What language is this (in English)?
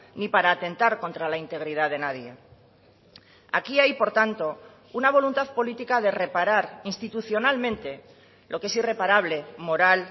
Spanish